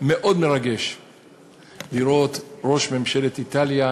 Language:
Hebrew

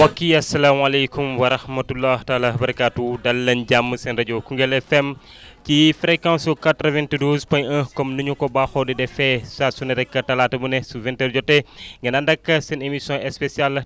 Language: Wolof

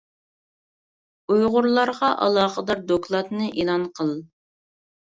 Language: Uyghur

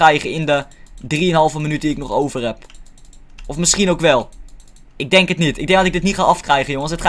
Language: Dutch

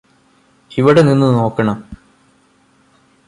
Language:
Malayalam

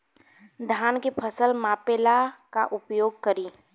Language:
Bhojpuri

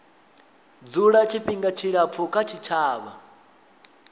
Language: Venda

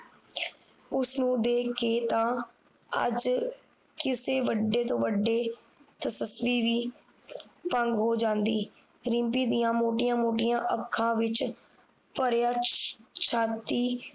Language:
Punjabi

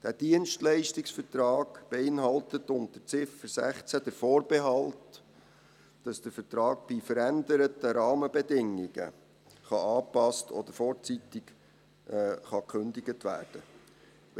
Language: Swiss German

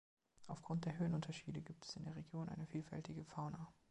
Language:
German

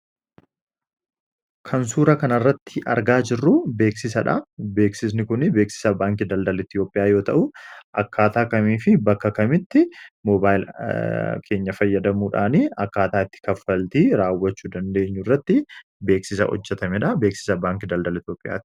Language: Oromo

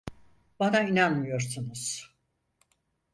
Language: Turkish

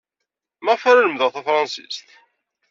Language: Kabyle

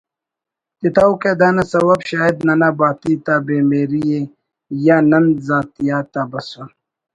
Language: Brahui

